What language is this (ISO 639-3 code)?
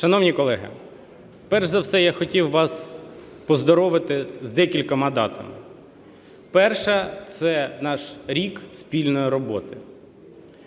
ukr